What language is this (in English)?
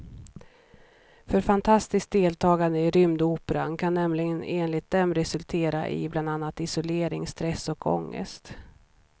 Swedish